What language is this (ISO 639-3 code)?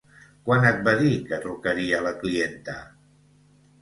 cat